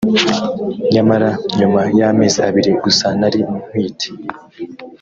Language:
Kinyarwanda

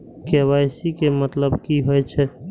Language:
Maithili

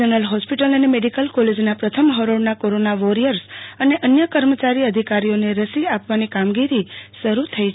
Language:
Gujarati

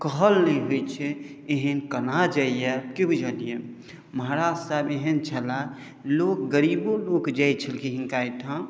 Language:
Maithili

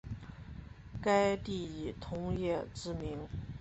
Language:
Chinese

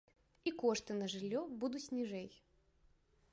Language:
Belarusian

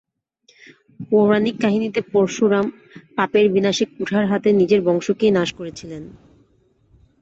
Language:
Bangla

